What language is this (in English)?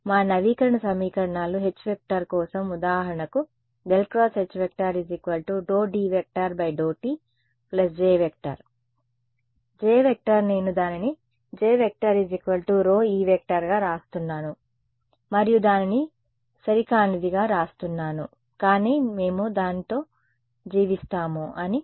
Telugu